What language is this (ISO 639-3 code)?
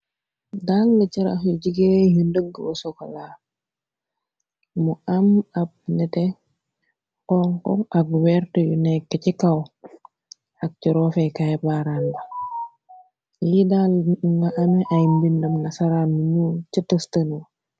wol